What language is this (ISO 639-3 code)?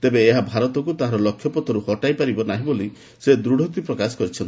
ori